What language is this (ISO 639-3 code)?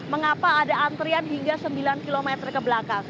ind